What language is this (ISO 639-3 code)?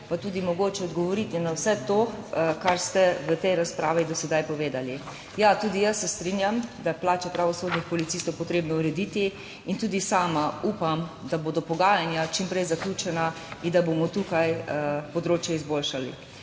slv